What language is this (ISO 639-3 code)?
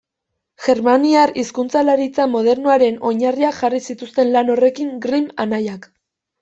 eus